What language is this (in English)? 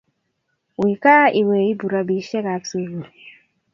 Kalenjin